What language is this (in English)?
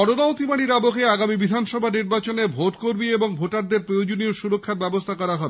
Bangla